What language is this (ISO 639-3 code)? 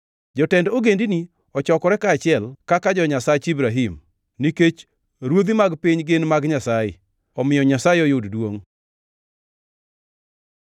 luo